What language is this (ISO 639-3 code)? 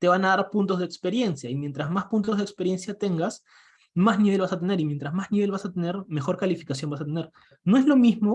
spa